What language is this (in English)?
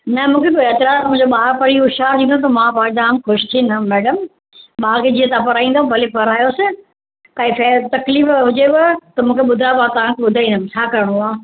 Sindhi